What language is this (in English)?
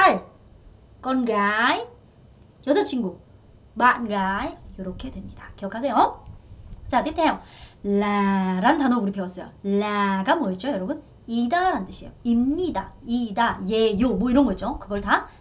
Korean